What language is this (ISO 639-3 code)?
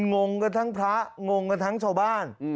tha